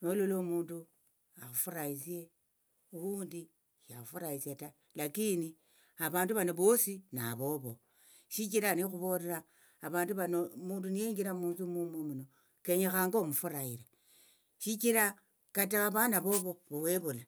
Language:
Tsotso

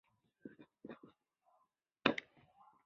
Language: Chinese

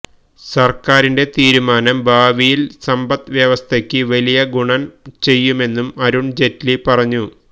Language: Malayalam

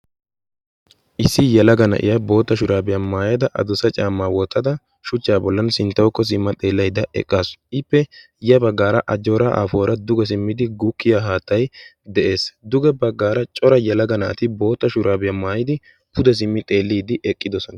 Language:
Wolaytta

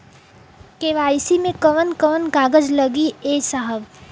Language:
Bhojpuri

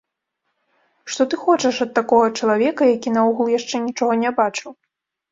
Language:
Belarusian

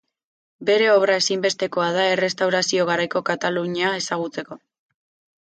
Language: Basque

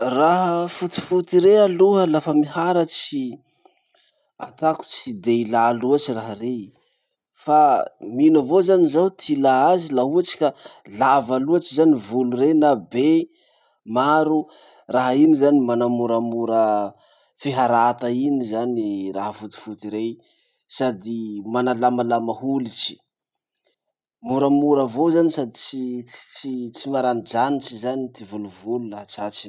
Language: Masikoro Malagasy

